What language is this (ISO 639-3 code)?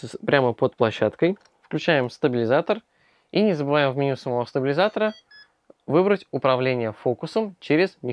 rus